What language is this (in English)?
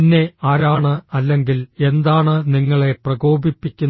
Malayalam